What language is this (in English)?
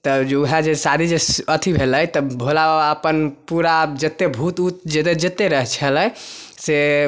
Maithili